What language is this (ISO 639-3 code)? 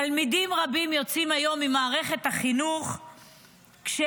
heb